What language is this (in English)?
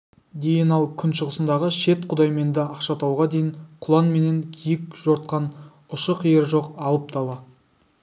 Kazakh